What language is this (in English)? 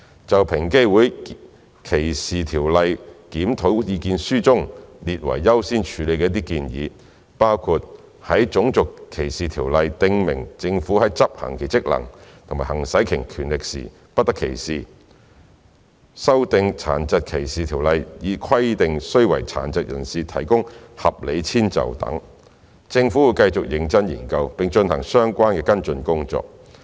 Cantonese